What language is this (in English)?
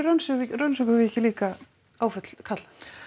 Icelandic